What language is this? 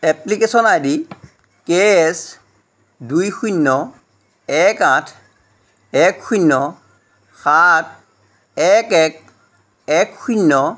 Assamese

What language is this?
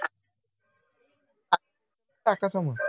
Marathi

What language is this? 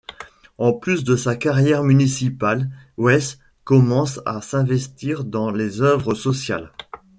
French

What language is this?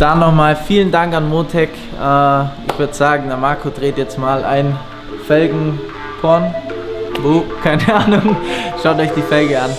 German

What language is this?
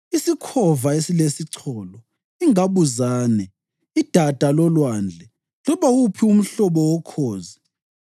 North Ndebele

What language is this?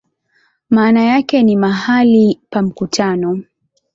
Swahili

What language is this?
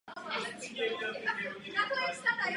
Czech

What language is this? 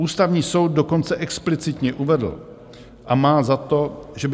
Czech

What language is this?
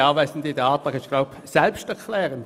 Swiss German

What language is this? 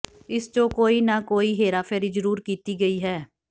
Punjabi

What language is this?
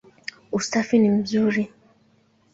Swahili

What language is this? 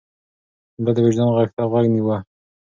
Pashto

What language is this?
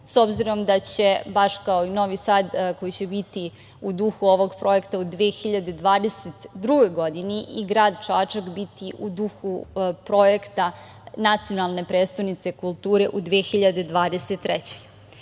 Serbian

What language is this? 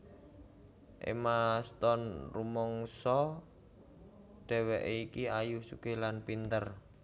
Javanese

